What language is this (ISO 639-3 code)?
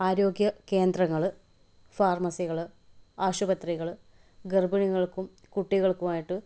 mal